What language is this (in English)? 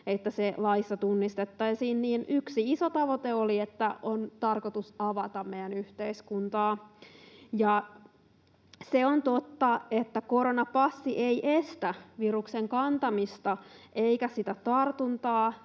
Finnish